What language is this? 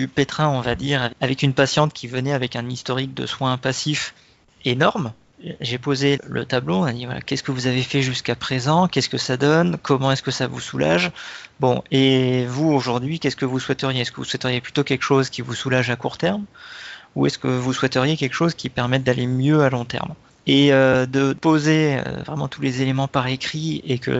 French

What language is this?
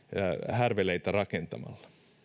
Finnish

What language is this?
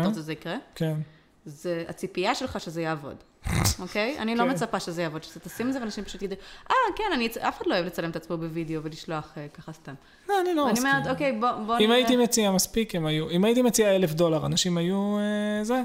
Hebrew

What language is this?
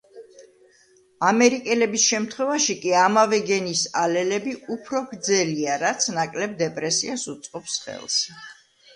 Georgian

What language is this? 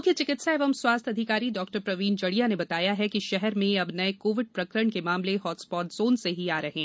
Hindi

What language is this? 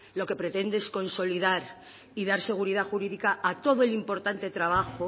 Spanish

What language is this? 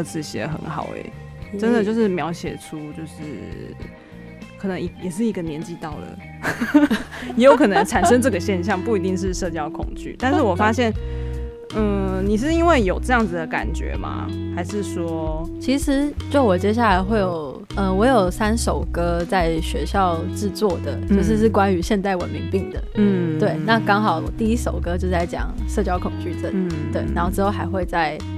Chinese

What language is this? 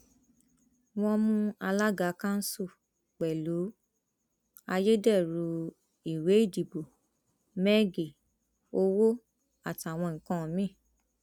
Yoruba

